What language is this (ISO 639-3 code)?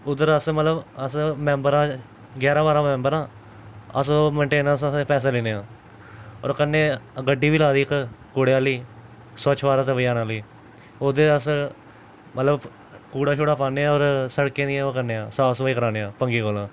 doi